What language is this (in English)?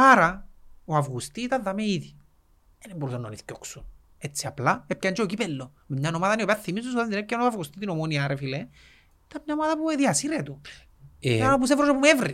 Greek